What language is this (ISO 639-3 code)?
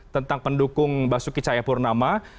ind